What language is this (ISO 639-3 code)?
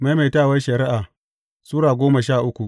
hau